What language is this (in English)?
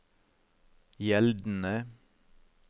Norwegian